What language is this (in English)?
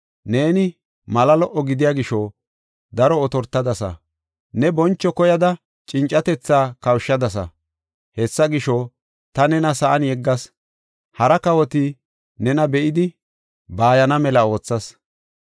Gofa